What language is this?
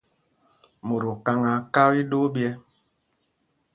Mpumpong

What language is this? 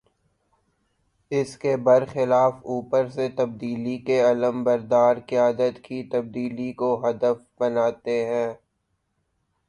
Urdu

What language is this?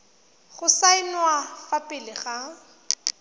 Tswana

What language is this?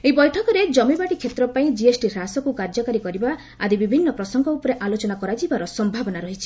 Odia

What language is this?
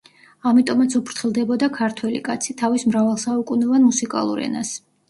Georgian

